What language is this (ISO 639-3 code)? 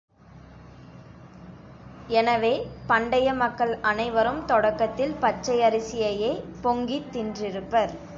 tam